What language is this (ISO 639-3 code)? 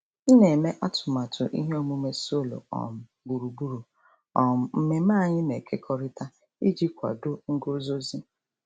ibo